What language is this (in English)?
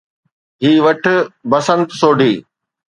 Sindhi